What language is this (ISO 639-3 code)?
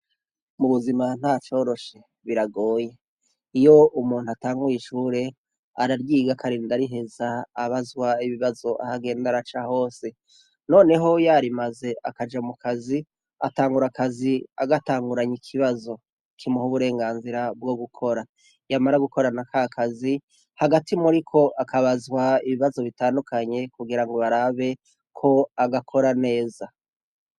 run